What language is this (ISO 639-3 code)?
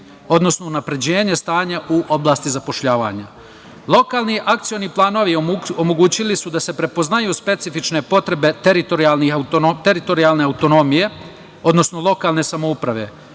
srp